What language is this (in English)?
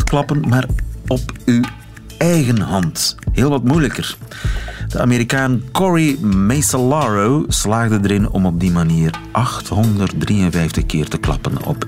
Dutch